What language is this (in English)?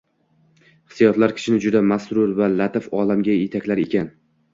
Uzbek